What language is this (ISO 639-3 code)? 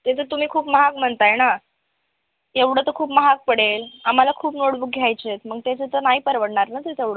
mar